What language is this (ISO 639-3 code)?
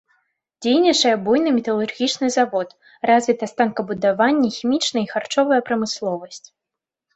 bel